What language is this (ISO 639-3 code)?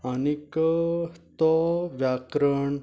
kok